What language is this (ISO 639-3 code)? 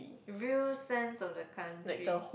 eng